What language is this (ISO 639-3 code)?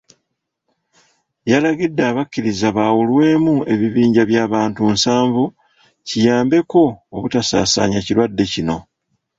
lug